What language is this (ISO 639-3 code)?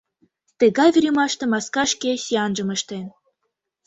chm